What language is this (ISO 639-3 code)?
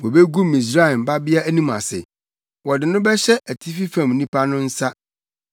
aka